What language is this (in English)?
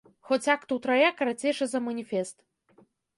Belarusian